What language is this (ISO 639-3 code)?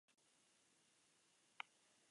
eus